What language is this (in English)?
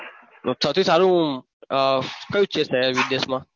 Gujarati